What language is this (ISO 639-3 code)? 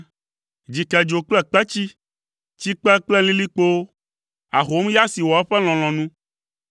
ewe